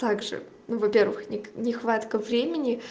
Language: Russian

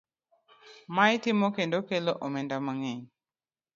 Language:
Luo (Kenya and Tanzania)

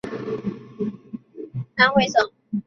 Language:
Chinese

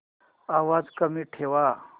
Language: Marathi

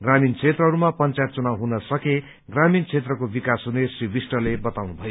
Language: Nepali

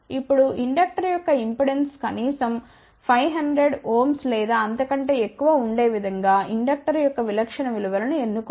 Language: Telugu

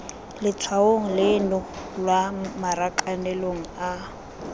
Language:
Tswana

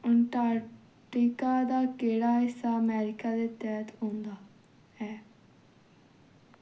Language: Dogri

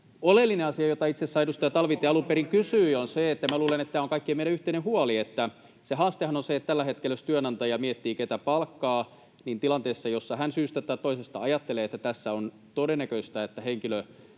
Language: Finnish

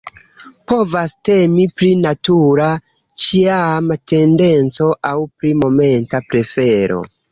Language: Esperanto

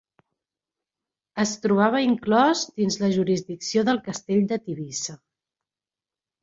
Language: Catalan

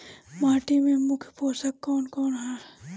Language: Bhojpuri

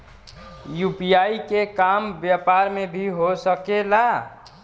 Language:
Bhojpuri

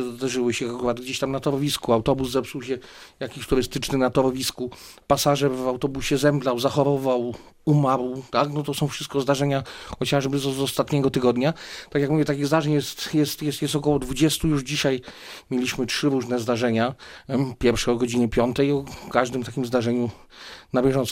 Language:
Polish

